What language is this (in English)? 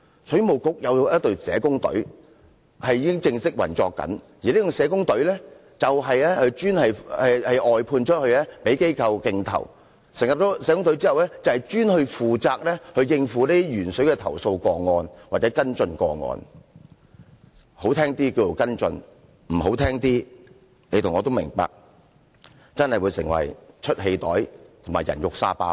Cantonese